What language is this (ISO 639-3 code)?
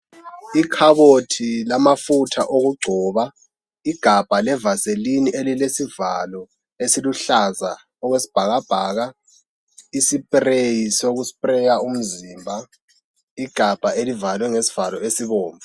nde